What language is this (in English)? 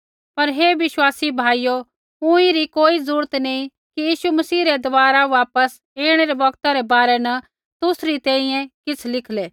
Kullu Pahari